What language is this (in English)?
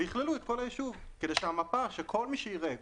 Hebrew